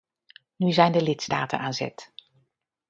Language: Dutch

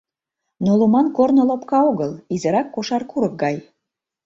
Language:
Mari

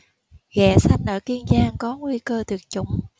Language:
Vietnamese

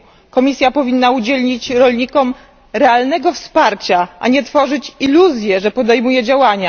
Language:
Polish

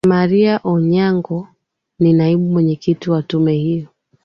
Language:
Swahili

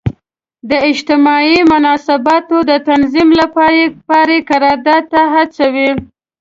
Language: Pashto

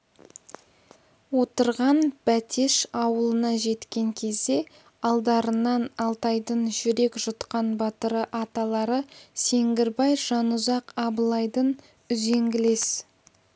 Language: Kazakh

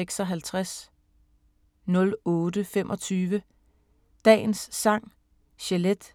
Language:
Danish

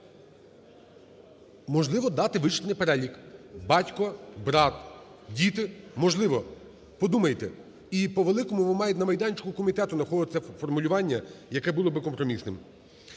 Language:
Ukrainian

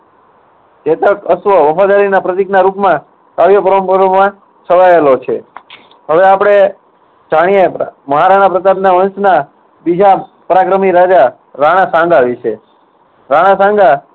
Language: Gujarati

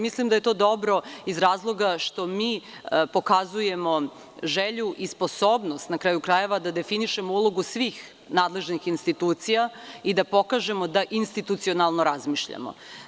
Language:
Serbian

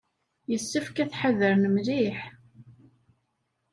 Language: Kabyle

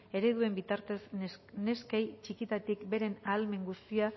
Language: Basque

